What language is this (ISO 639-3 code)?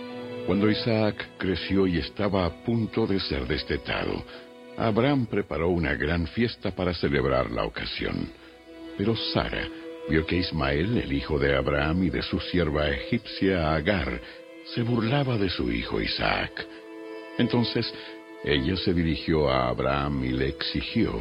spa